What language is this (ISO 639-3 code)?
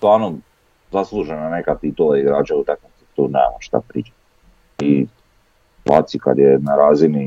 hrv